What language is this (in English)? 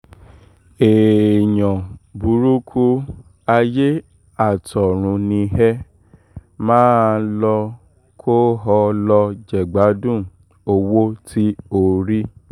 Yoruba